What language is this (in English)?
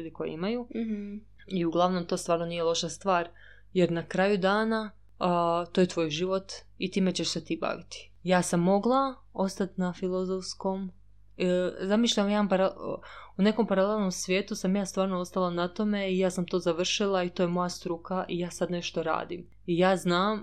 Croatian